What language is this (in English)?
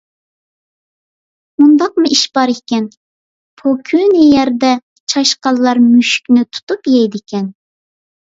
Uyghur